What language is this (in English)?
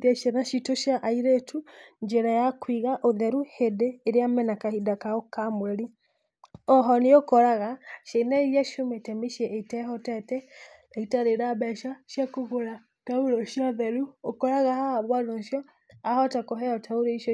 Kikuyu